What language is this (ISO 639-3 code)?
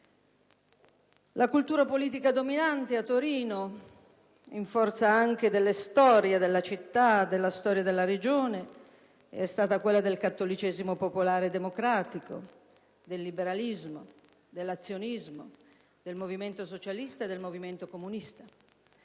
ita